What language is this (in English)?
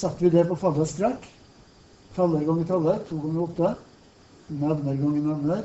Norwegian